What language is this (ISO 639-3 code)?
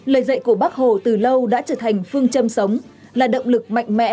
vie